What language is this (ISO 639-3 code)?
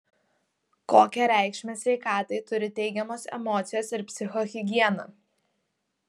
lit